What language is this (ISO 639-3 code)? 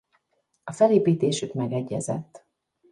hun